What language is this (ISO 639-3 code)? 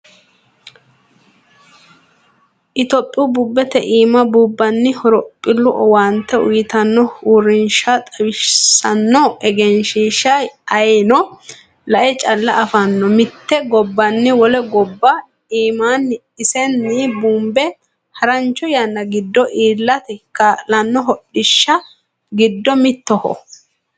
sid